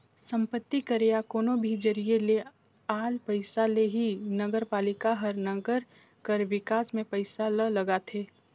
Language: Chhattisgarhi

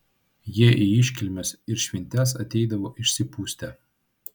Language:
Lithuanian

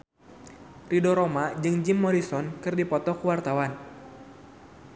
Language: Sundanese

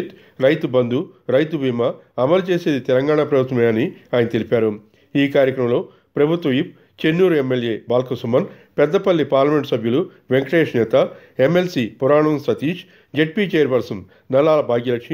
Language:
Romanian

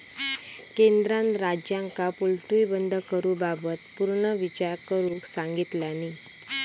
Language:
Marathi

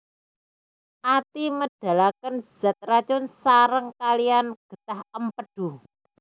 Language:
Javanese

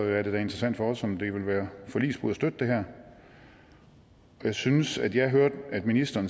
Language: Danish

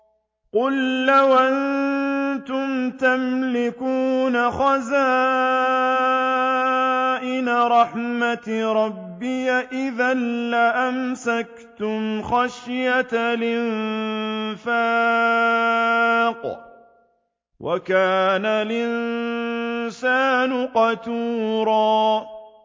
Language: Arabic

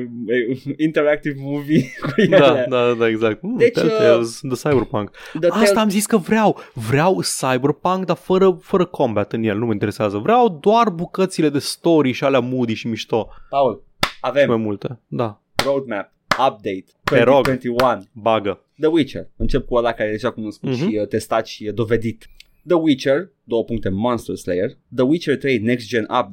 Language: Romanian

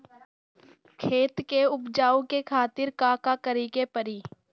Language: Bhojpuri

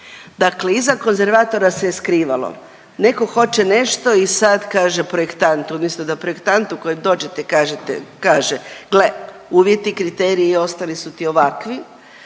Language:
Croatian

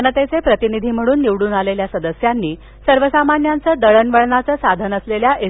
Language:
Marathi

